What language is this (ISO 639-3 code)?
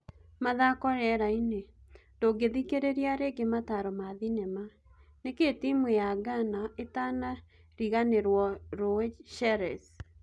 kik